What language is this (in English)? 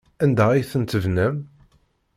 Kabyle